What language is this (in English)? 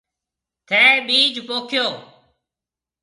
Marwari (Pakistan)